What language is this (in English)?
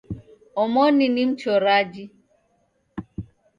Taita